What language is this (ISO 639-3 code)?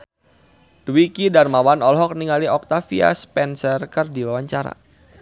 sun